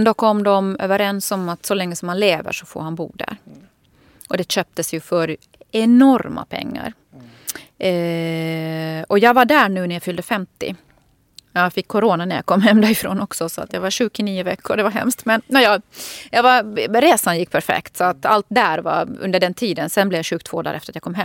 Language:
Swedish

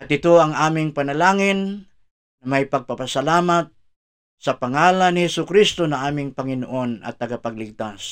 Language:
Filipino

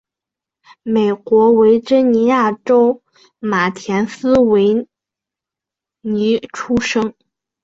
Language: Chinese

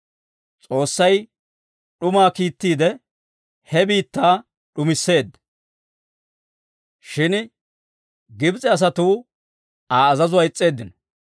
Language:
Dawro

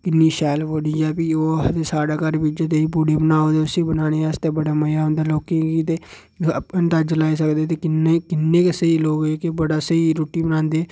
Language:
Dogri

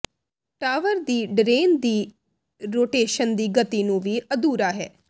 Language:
Punjabi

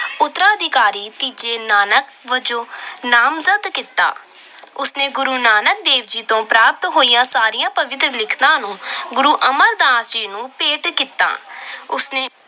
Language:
Punjabi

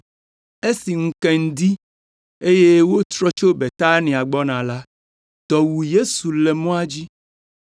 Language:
Ewe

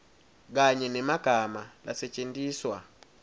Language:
Swati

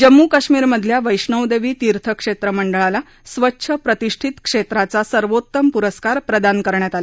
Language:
Marathi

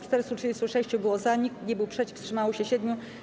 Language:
Polish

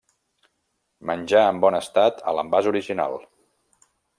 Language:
Catalan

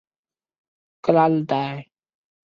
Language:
Chinese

